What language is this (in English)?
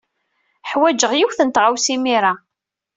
Kabyle